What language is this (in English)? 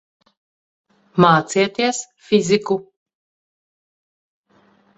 Latvian